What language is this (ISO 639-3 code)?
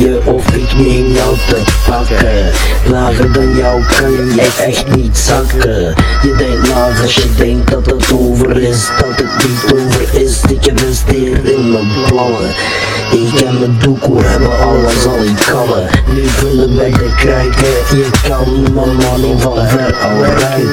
nld